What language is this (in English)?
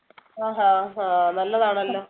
Malayalam